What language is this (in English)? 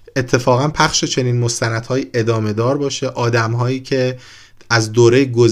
Persian